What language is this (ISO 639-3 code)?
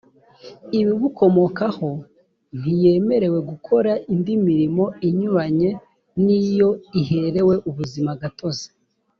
kin